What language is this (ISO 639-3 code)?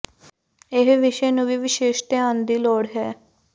pan